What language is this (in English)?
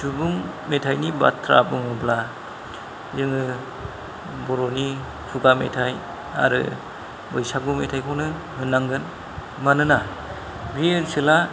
Bodo